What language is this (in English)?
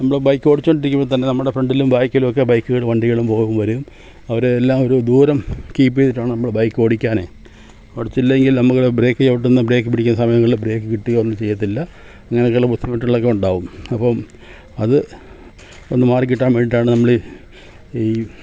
Malayalam